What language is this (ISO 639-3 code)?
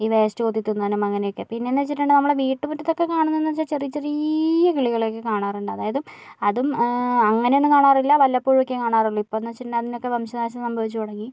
mal